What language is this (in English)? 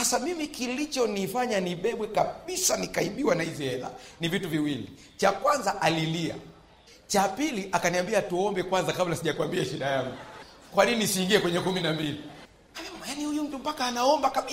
Swahili